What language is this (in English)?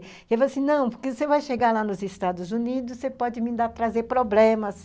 Portuguese